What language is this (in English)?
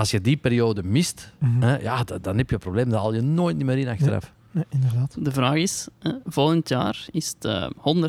Dutch